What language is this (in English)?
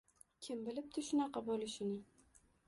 Uzbek